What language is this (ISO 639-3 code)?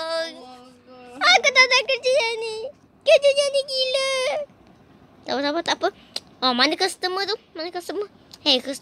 msa